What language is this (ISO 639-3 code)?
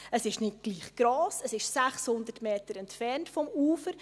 gsw